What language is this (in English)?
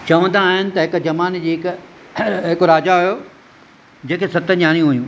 Sindhi